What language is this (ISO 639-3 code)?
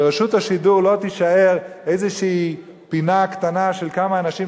heb